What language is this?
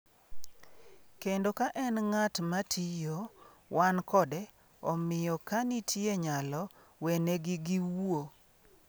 Luo (Kenya and Tanzania)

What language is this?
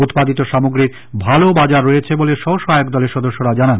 Bangla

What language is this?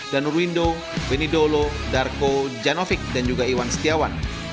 Indonesian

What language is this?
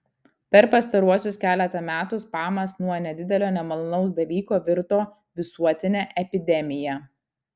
Lithuanian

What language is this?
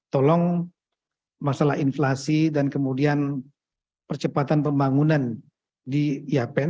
Indonesian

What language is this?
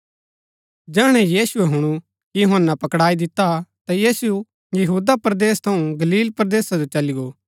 Gaddi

